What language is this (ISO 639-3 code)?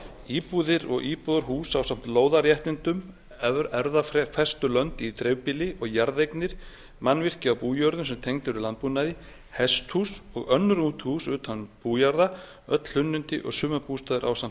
isl